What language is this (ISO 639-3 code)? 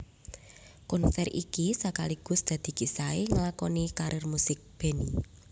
jav